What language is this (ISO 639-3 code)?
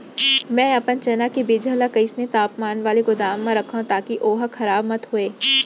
hne